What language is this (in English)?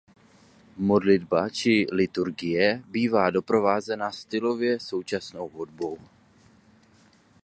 Czech